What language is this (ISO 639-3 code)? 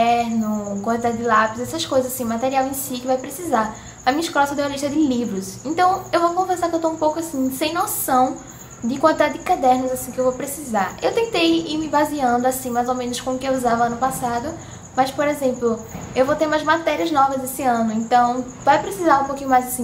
por